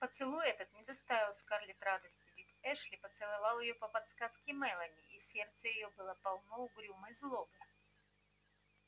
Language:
Russian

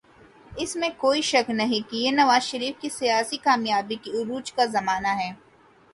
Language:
Urdu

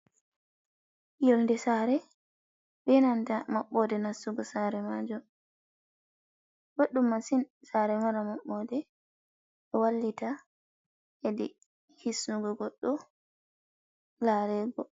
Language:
Fula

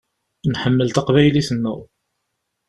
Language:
Kabyle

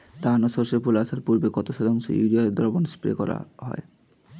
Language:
Bangla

